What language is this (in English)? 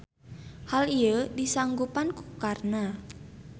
Sundanese